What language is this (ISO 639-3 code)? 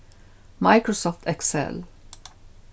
fao